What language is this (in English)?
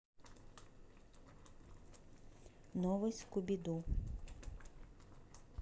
Russian